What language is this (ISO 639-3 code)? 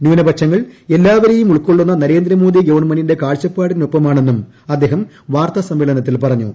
mal